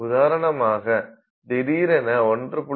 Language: Tamil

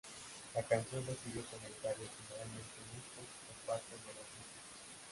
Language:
Spanish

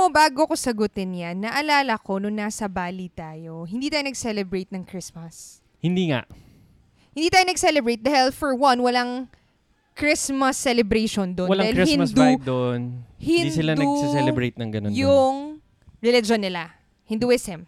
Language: Filipino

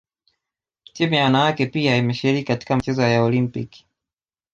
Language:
Swahili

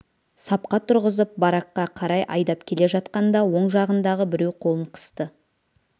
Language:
Kazakh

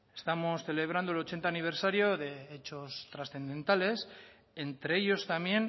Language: Spanish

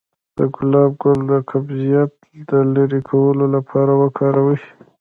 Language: Pashto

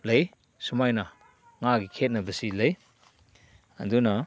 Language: Manipuri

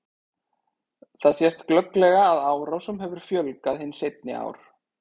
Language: Icelandic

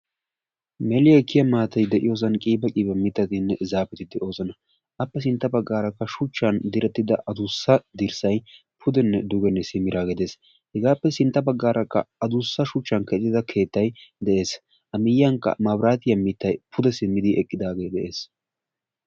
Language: Wolaytta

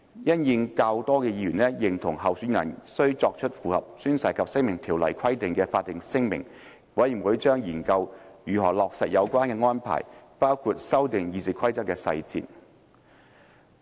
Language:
Cantonese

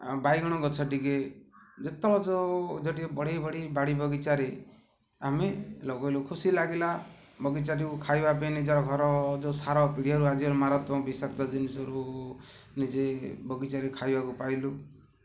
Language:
Odia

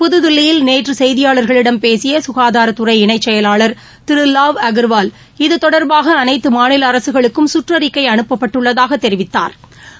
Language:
Tamil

